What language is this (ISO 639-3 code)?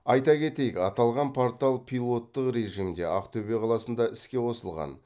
kaz